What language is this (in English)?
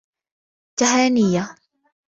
Arabic